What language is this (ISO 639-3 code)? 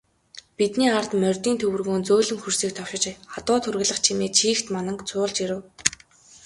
mon